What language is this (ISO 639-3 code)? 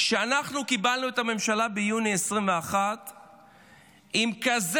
heb